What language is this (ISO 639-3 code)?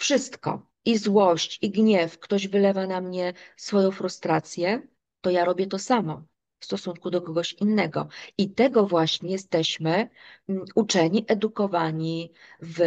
pol